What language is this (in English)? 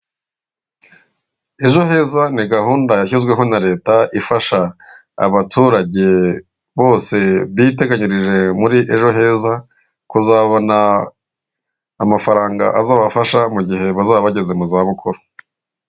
Kinyarwanda